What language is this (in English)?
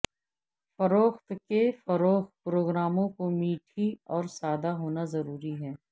Urdu